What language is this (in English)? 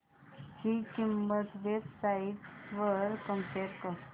Marathi